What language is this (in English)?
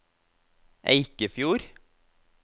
Norwegian